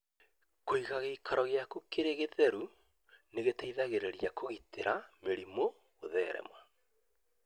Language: Kikuyu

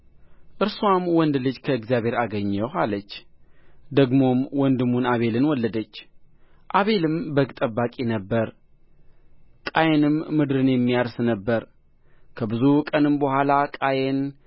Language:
Amharic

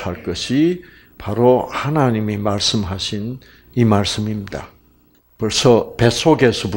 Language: Korean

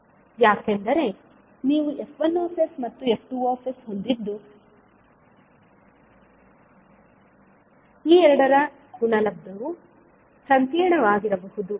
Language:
Kannada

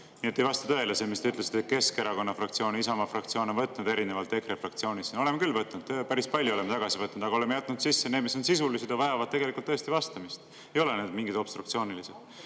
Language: Estonian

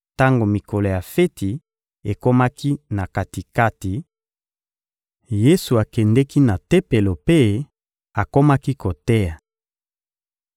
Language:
Lingala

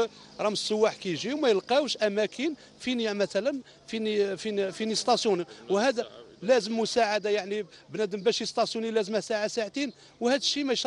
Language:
Arabic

